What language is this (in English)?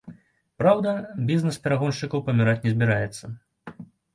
Belarusian